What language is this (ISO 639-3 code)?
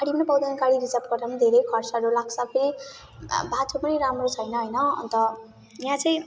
nep